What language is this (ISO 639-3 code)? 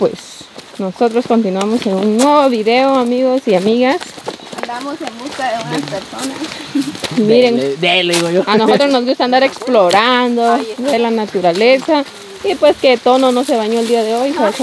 spa